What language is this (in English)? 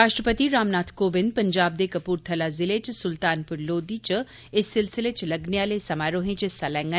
Dogri